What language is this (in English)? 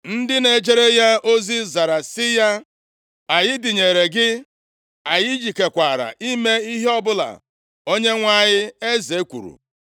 Igbo